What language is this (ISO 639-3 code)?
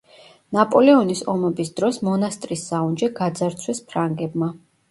kat